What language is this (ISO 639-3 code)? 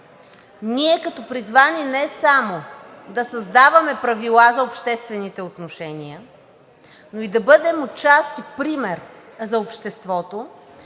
bul